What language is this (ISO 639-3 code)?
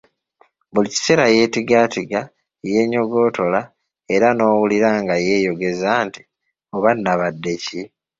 lug